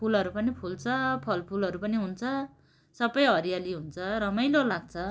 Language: Nepali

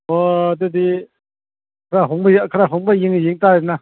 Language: Manipuri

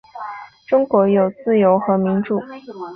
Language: Chinese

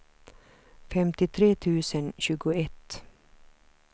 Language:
Swedish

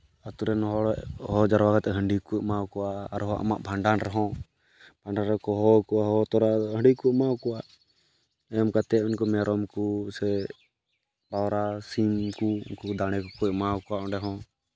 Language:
Santali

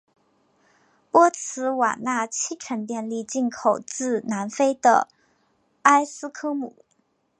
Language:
Chinese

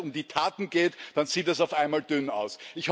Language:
German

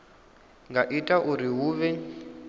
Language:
Venda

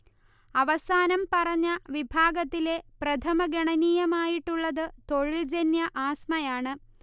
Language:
Malayalam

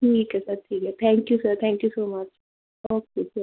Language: Punjabi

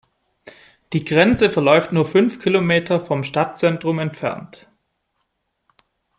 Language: German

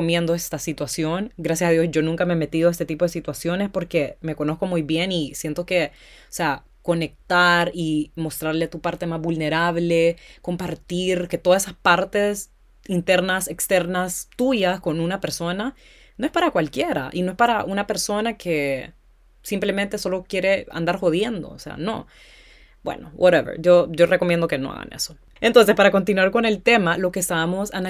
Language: Spanish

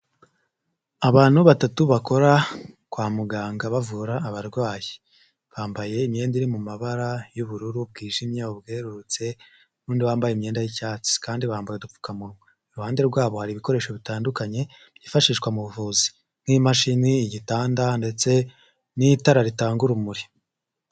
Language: Kinyarwanda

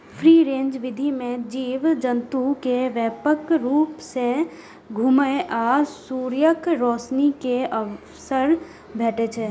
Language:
Maithili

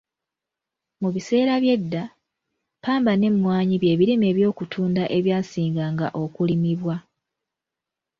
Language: Ganda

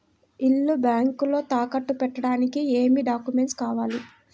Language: Telugu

